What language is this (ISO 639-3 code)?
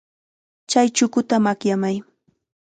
qxa